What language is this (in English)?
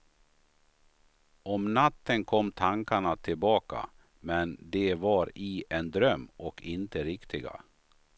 Swedish